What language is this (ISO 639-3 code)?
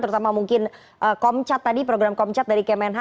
ind